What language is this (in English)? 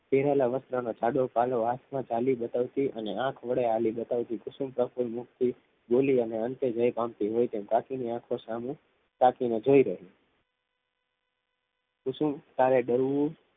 Gujarati